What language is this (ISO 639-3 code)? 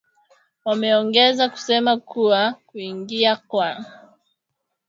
swa